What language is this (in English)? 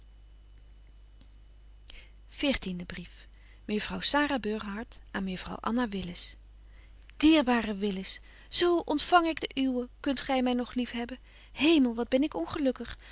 Dutch